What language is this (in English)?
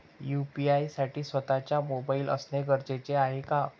Marathi